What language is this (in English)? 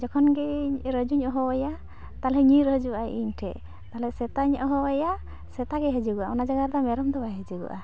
Santali